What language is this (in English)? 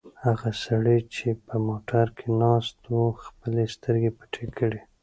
Pashto